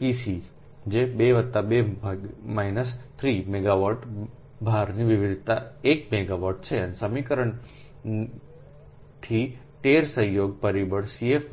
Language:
Gujarati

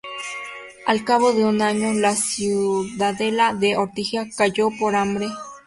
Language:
Spanish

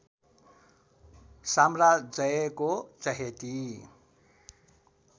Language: Nepali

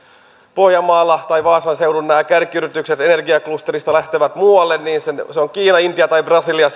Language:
Finnish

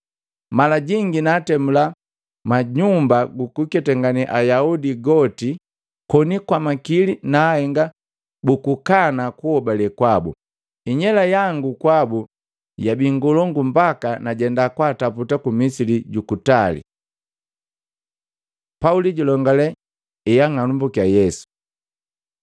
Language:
Matengo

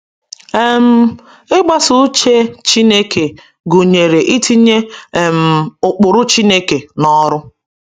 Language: Igbo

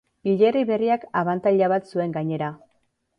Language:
Basque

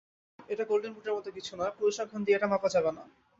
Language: Bangla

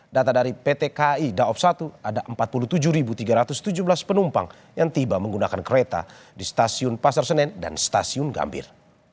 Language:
Indonesian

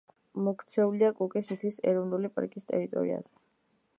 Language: Georgian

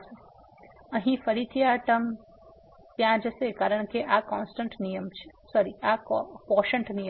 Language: Gujarati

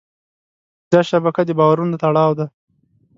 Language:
Pashto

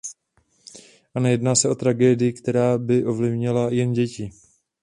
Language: Czech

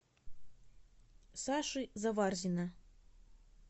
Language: Russian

